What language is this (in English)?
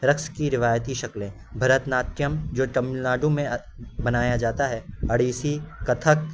Urdu